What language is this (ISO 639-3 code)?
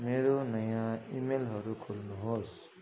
nep